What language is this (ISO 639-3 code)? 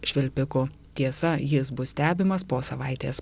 lit